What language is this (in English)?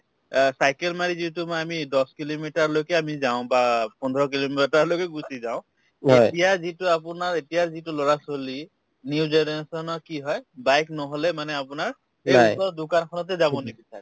Assamese